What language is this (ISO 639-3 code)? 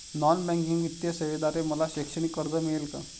mar